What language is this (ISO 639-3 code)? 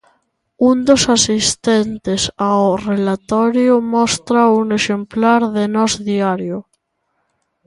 glg